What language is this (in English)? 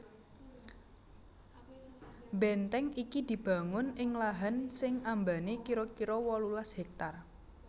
Javanese